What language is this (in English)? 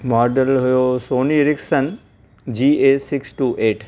Sindhi